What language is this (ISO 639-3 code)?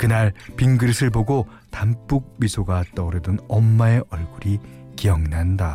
kor